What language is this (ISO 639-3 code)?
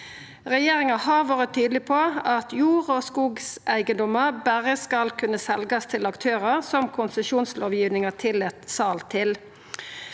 nor